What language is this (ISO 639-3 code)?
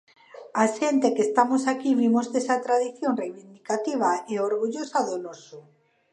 glg